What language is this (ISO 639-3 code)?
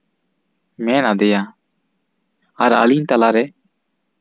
sat